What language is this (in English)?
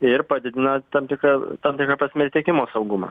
Lithuanian